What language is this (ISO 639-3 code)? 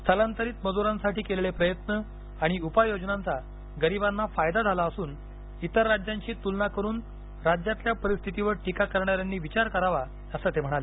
mar